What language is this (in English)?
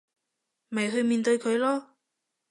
Cantonese